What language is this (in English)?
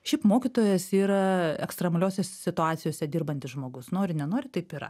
Lithuanian